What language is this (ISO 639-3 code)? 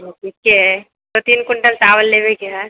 mai